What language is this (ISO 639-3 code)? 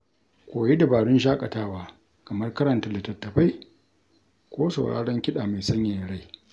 hau